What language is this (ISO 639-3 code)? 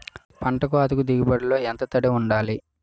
tel